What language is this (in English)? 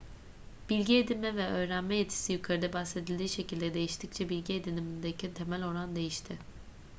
Turkish